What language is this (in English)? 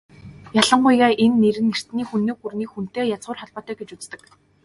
Mongolian